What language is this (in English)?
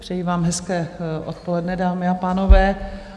Czech